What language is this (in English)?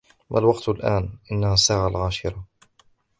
Arabic